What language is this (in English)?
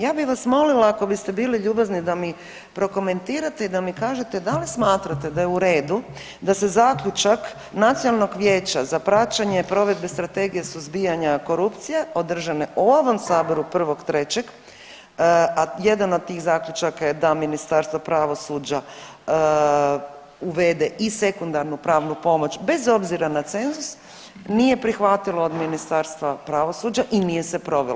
Croatian